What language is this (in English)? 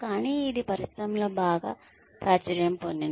Telugu